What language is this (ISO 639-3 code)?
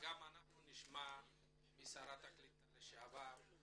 heb